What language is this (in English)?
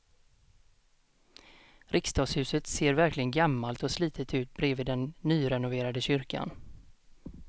Swedish